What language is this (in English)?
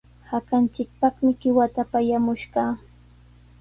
Sihuas Ancash Quechua